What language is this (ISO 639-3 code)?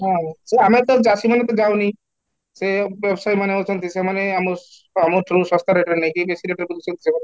ori